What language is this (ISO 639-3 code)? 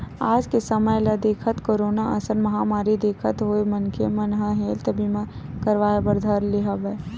hne